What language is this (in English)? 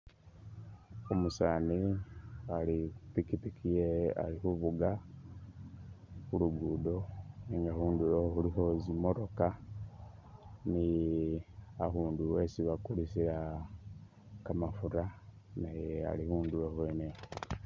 Masaaba